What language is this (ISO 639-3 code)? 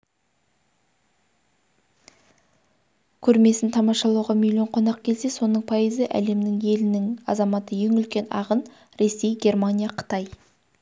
kaz